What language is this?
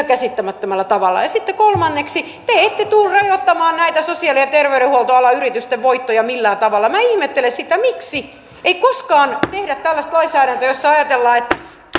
Finnish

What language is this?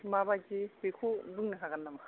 Bodo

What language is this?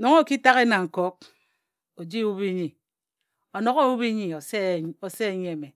Ejagham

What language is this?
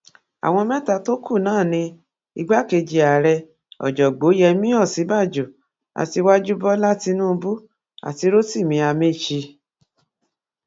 Yoruba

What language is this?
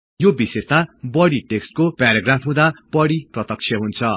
Nepali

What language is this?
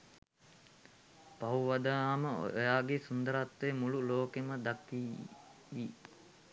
Sinhala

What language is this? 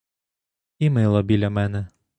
Ukrainian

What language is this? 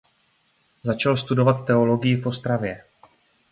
Czech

